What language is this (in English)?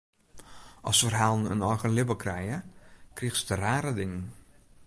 Western Frisian